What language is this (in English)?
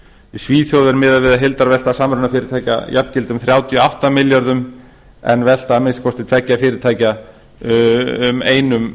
Icelandic